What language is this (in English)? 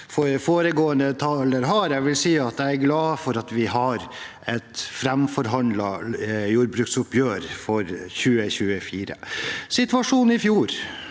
Norwegian